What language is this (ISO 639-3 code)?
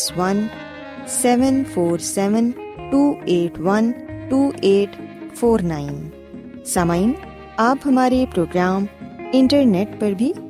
urd